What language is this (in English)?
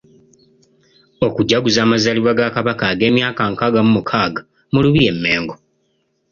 Ganda